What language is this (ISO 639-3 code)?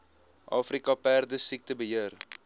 afr